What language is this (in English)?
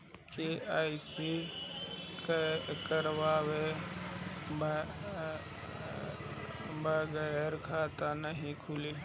Bhojpuri